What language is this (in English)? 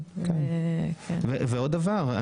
Hebrew